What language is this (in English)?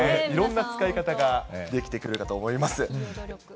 Japanese